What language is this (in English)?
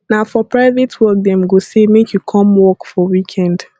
Nigerian Pidgin